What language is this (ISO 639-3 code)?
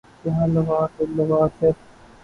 urd